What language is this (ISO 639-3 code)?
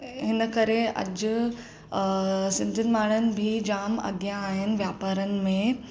snd